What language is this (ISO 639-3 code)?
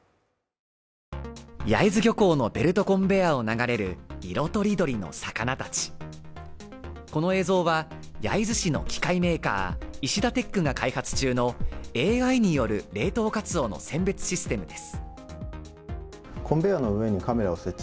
jpn